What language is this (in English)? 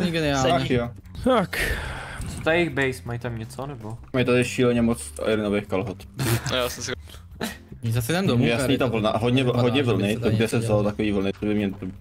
Czech